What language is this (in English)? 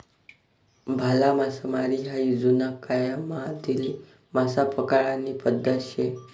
Marathi